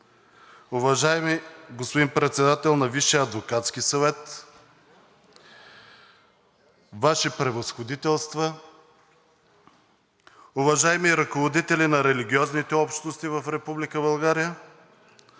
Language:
Bulgarian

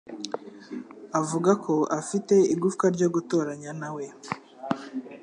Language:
Kinyarwanda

